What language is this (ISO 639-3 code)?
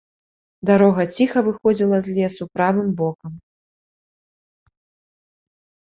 bel